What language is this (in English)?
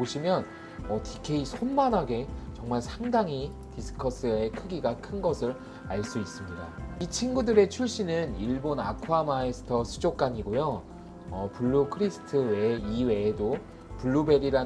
Korean